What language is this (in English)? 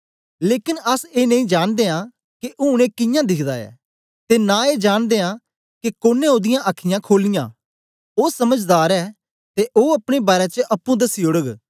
Dogri